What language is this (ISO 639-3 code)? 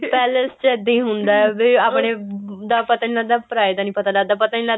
pan